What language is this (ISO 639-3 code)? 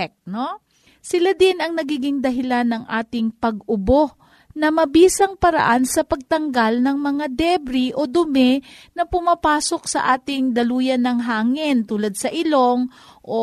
fil